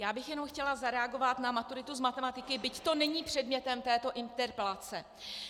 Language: Czech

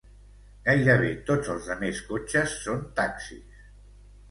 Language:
Catalan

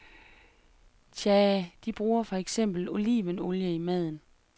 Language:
Danish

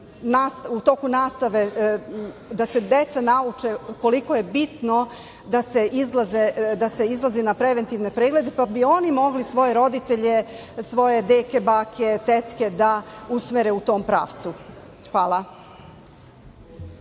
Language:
Serbian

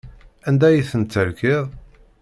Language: Kabyle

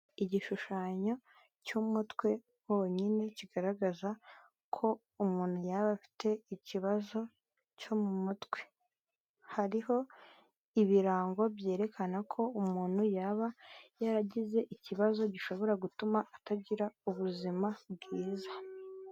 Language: Kinyarwanda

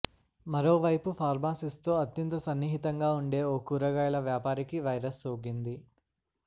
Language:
Telugu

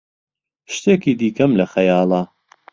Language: Central Kurdish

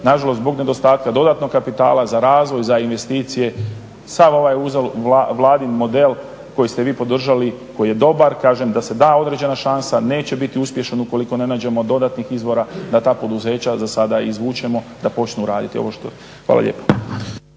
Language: Croatian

